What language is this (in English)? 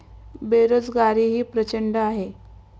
Marathi